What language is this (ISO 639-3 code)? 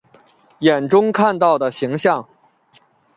zho